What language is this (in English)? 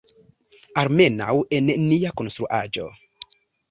Esperanto